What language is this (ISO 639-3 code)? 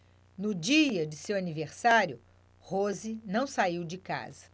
por